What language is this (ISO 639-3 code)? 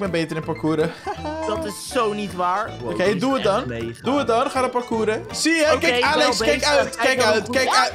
nld